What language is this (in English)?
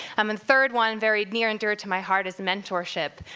English